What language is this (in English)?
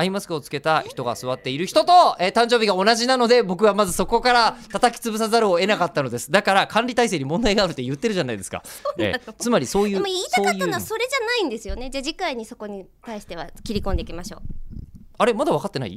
Japanese